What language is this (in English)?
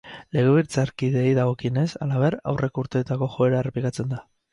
Basque